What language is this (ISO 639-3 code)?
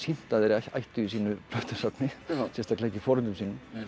isl